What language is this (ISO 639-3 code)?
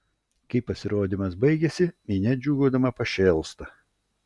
lit